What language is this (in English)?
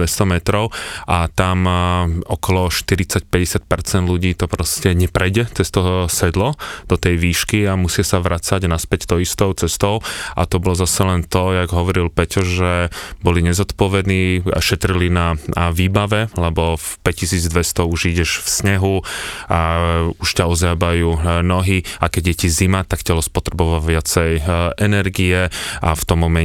Slovak